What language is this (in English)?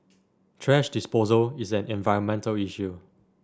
English